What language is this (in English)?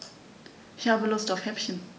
German